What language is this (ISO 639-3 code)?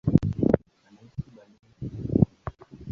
swa